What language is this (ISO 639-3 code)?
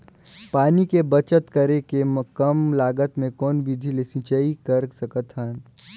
hne